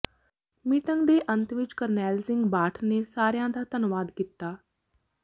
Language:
Punjabi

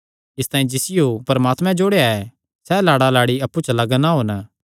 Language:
Kangri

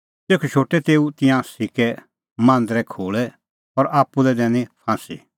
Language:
Kullu Pahari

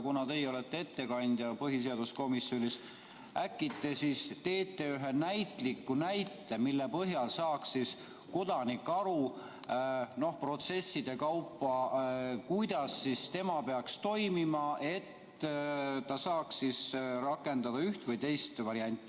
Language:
Estonian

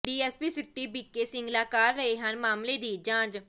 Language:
Punjabi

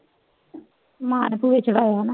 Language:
Punjabi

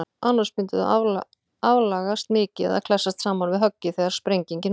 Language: Icelandic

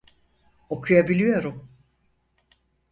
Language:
Turkish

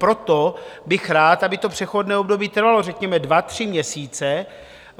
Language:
Czech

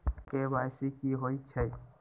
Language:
Magahi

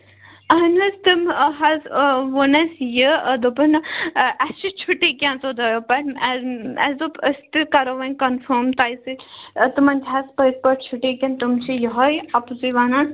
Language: Kashmiri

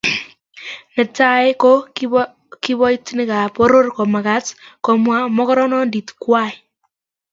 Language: Kalenjin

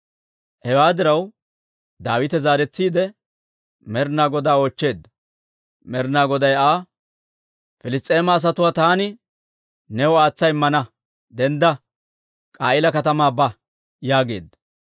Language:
Dawro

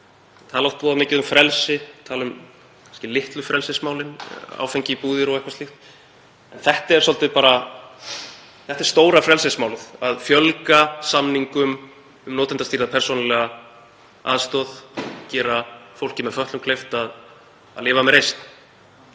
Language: Icelandic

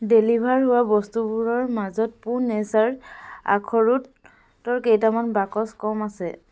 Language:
Assamese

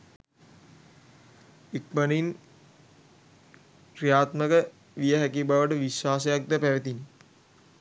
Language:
Sinhala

